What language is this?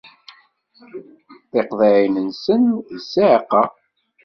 Kabyle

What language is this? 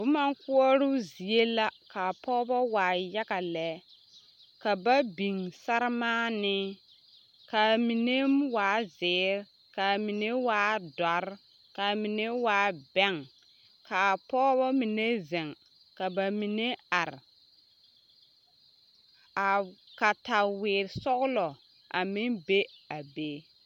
Southern Dagaare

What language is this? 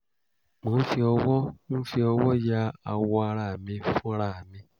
Yoruba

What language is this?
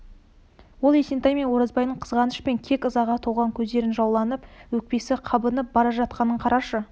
Kazakh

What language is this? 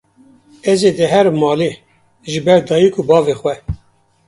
Kurdish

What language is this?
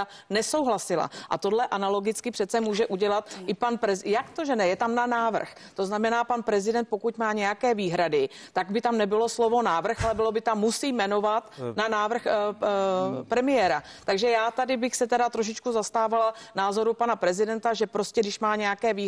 Czech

